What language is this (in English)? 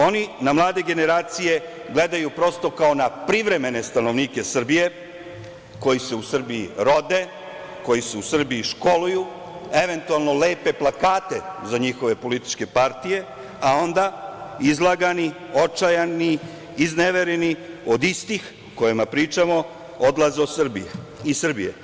Serbian